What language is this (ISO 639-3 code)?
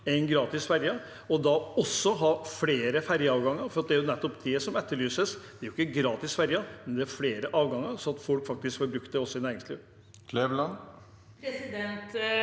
nor